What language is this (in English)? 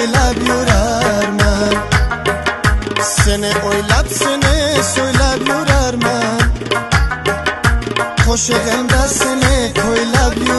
Persian